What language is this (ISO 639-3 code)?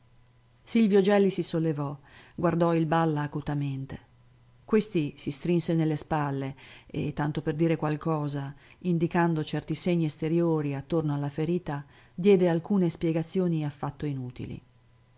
ita